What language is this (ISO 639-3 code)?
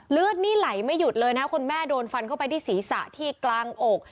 tha